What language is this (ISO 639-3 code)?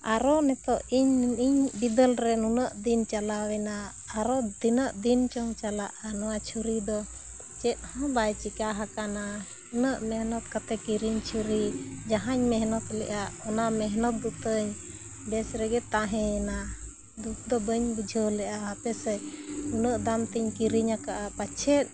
sat